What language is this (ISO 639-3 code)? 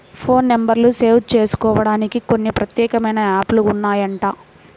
tel